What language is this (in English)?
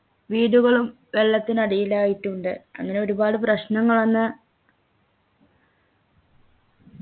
Malayalam